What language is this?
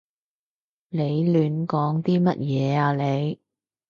Cantonese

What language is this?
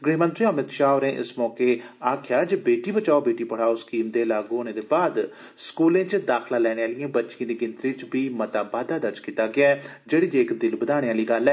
Dogri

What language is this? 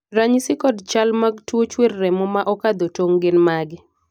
Luo (Kenya and Tanzania)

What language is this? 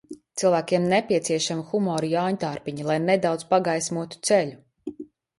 Latvian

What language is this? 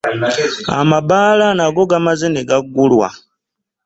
Ganda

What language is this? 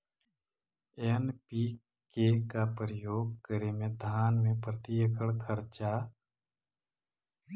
Magahi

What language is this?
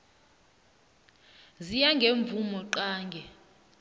South Ndebele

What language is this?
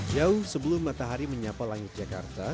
Indonesian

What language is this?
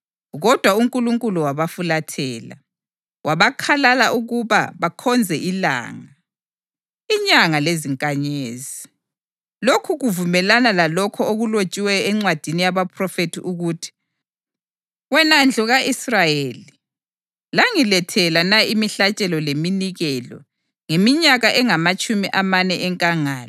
North Ndebele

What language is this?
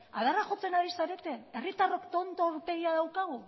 Basque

